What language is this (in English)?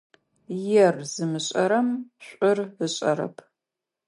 Adyghe